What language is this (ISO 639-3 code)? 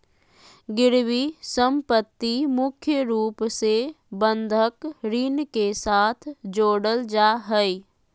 mag